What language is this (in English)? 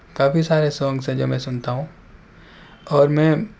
Urdu